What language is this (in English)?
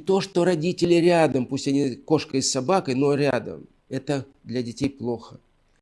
Russian